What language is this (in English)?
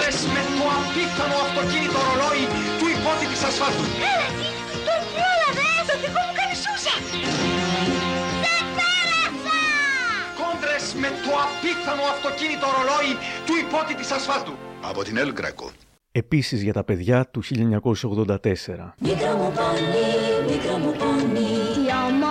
Greek